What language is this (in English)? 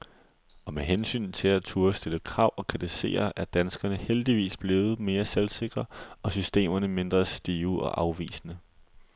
Danish